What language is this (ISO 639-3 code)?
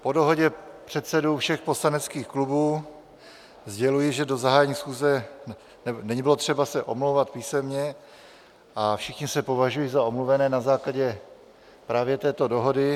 ces